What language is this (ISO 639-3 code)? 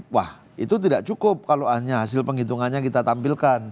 ind